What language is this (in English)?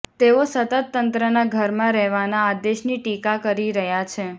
Gujarati